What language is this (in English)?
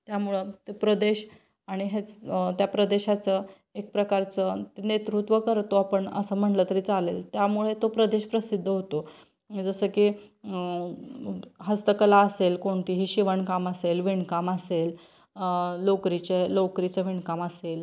Marathi